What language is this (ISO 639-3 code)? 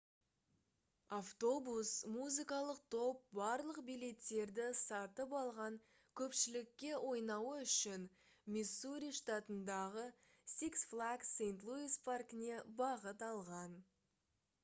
kaz